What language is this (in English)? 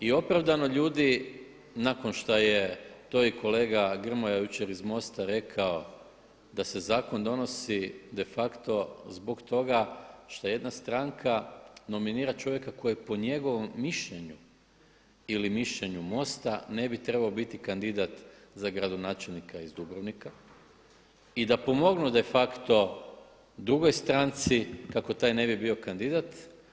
Croatian